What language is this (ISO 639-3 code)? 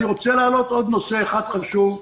heb